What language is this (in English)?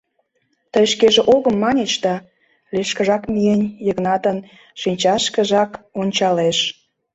Mari